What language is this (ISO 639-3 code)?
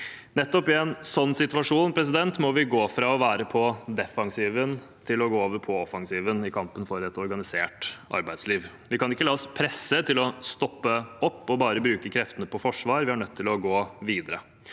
nor